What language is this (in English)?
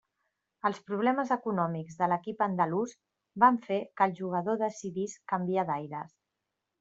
Catalan